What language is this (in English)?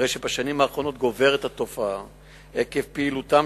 Hebrew